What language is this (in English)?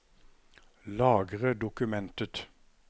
Norwegian